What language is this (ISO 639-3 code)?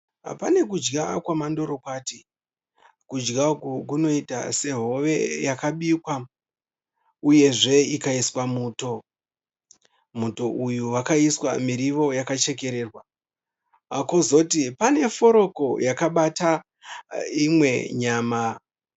sna